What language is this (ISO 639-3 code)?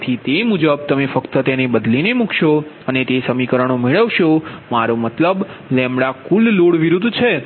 guj